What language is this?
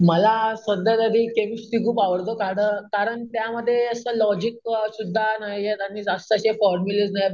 Marathi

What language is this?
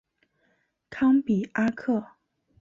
Chinese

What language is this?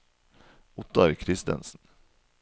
Norwegian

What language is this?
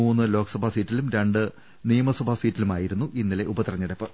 Malayalam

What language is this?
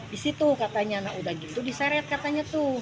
Indonesian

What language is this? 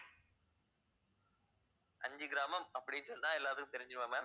Tamil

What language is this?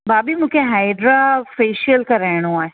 Sindhi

